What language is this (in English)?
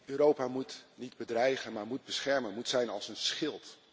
Dutch